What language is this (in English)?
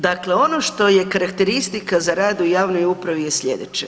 Croatian